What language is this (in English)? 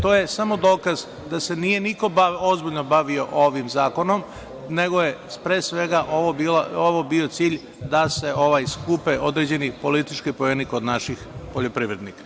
Serbian